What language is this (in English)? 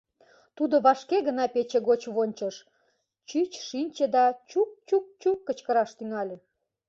Mari